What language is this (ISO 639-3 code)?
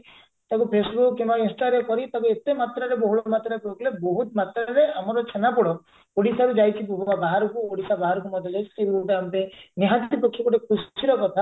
ori